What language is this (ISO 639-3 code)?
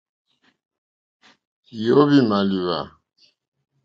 bri